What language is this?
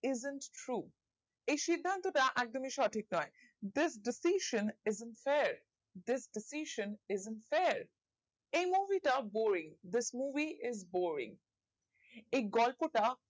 Bangla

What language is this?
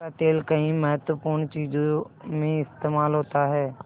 Hindi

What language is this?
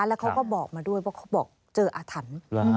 Thai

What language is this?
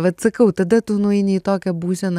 Lithuanian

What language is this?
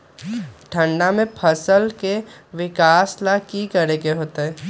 Magahi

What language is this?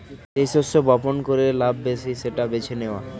Bangla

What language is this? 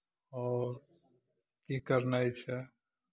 Maithili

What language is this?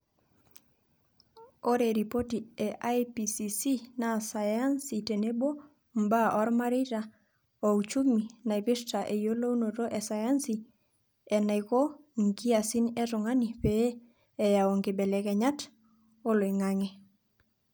Masai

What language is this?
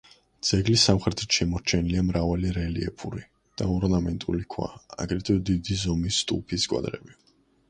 Georgian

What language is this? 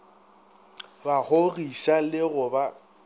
Northern Sotho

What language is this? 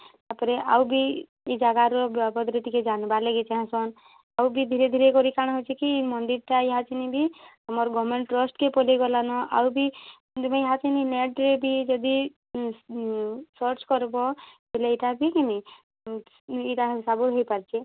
Odia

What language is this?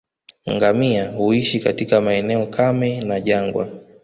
Swahili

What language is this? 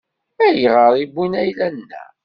Kabyle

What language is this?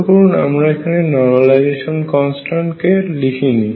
Bangla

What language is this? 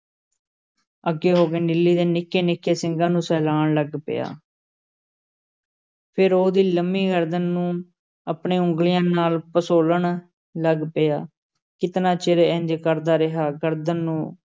Punjabi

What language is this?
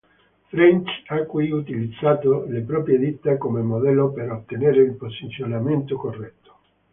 Italian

